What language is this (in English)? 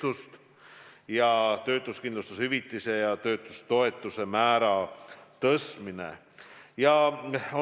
Estonian